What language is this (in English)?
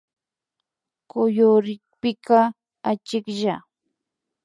Imbabura Highland Quichua